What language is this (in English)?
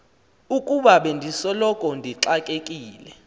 Xhosa